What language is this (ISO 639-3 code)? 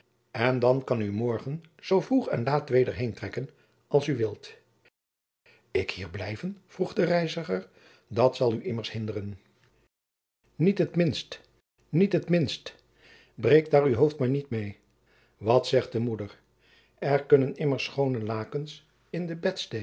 nld